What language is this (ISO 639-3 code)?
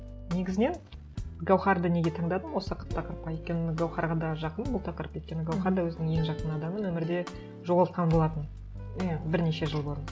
kaz